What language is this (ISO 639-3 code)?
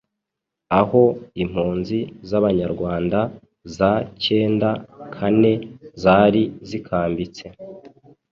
kin